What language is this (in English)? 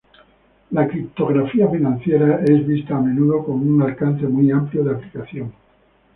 Spanish